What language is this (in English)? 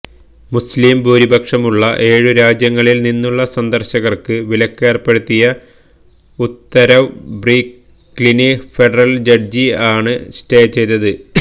Malayalam